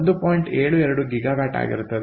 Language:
Kannada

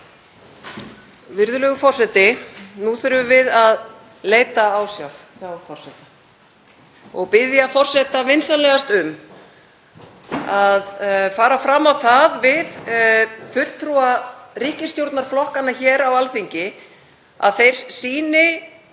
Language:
Icelandic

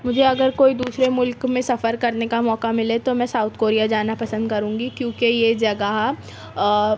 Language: Urdu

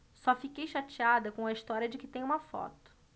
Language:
Portuguese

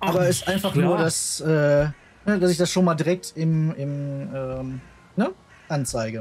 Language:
German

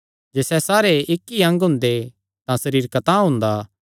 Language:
Kangri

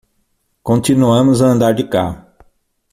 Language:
Portuguese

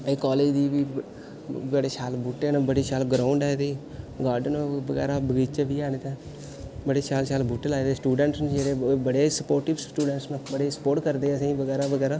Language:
Dogri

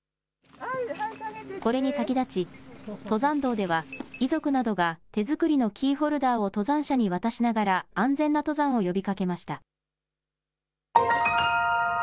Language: Japanese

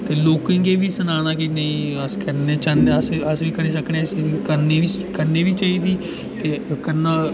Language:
Dogri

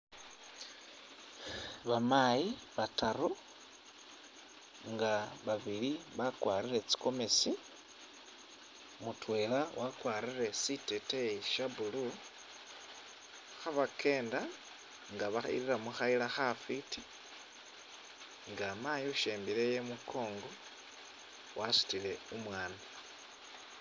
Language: Masaaba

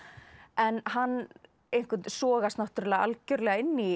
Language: Icelandic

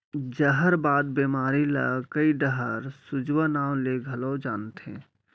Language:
Chhattisgarhi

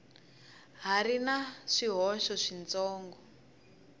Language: Tsonga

